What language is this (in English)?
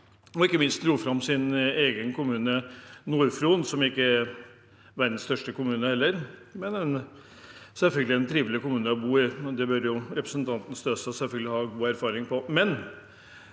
Norwegian